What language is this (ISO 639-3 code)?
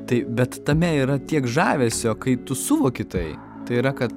lit